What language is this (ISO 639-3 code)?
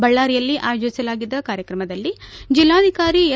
kan